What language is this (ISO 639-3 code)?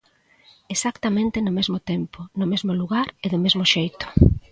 glg